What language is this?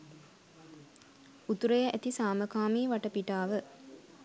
Sinhala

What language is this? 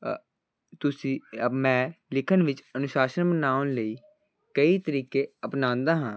Punjabi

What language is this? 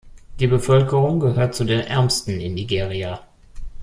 German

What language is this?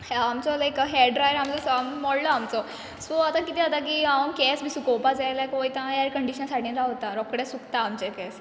Konkani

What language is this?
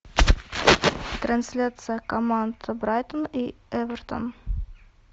Russian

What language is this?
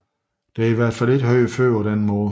Danish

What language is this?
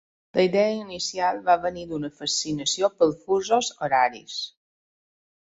Catalan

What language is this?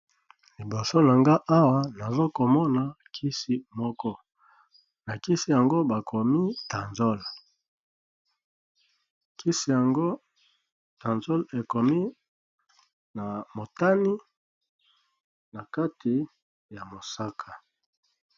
Lingala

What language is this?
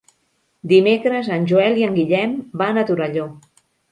Catalan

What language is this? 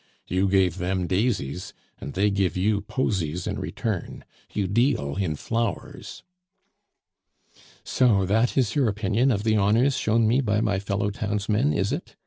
English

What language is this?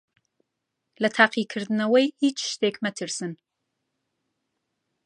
Central Kurdish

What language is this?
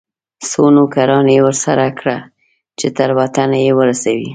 Pashto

